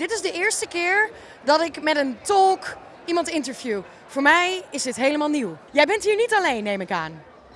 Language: Dutch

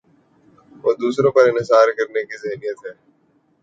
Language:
Urdu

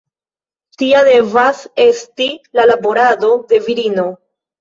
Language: Esperanto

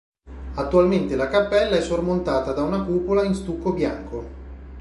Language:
Italian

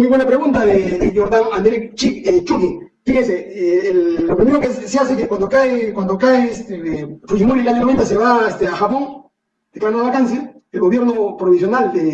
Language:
Spanish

